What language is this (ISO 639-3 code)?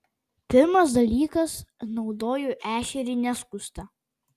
lit